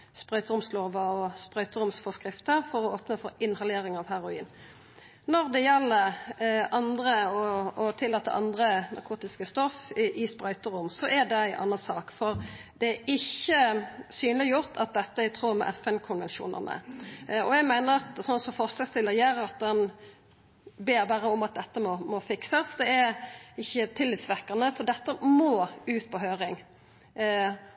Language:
Norwegian Nynorsk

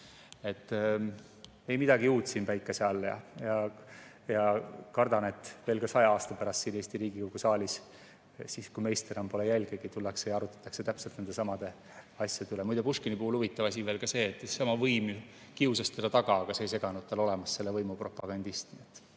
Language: Estonian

